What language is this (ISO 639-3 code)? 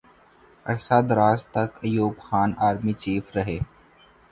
urd